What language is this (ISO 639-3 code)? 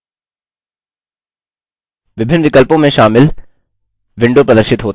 hin